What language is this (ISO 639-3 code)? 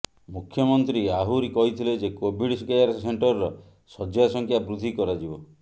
ori